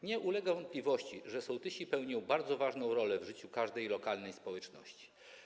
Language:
Polish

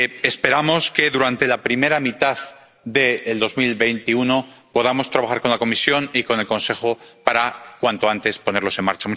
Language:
Spanish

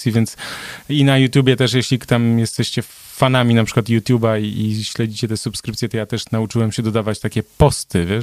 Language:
Polish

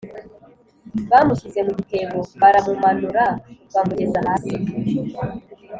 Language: Kinyarwanda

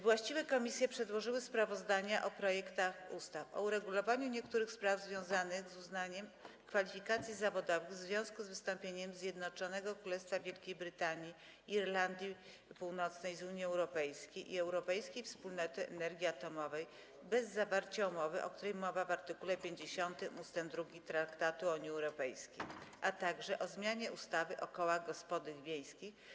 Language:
Polish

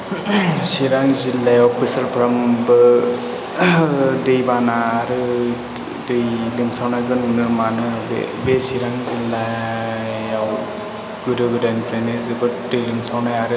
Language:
Bodo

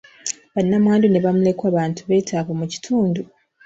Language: Ganda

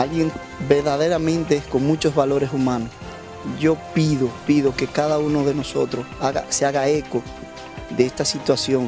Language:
Spanish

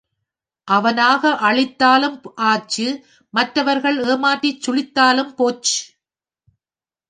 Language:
Tamil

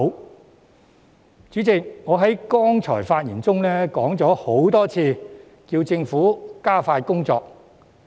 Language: Cantonese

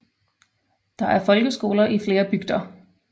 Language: Danish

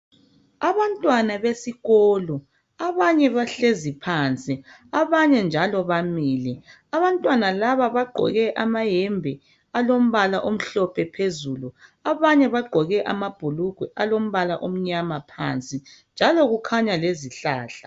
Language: North Ndebele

